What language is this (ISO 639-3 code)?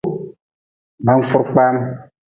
nmz